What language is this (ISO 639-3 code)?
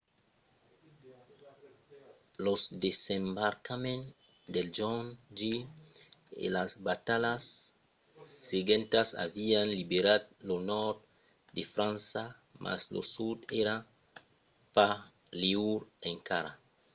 oci